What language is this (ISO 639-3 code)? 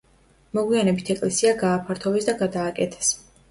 kat